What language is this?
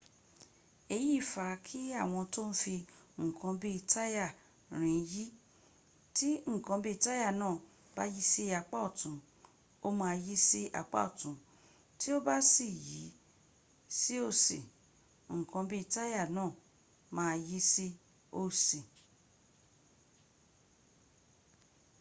Yoruba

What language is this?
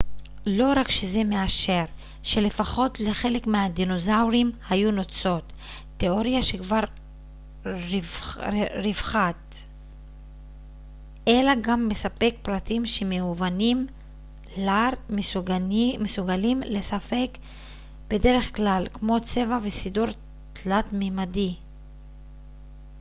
Hebrew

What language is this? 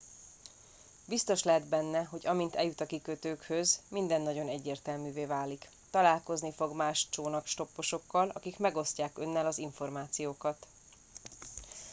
Hungarian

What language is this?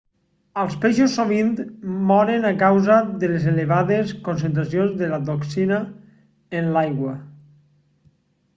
Catalan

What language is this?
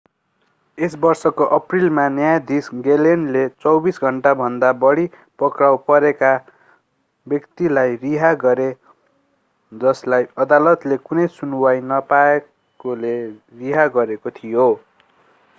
Nepali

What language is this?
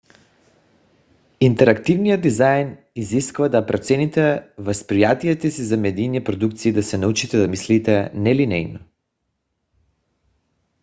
Bulgarian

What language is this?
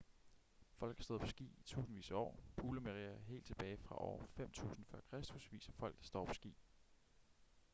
Danish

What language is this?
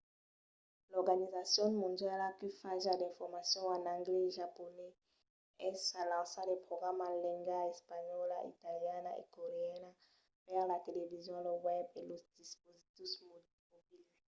Occitan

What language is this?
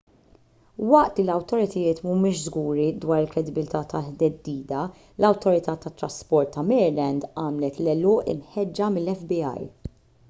Maltese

